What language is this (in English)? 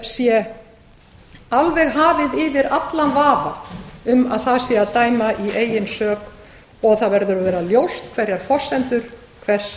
Icelandic